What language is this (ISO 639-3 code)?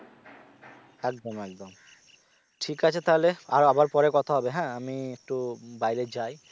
ben